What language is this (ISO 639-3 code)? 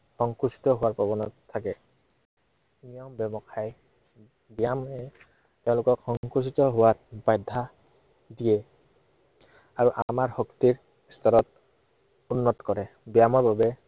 asm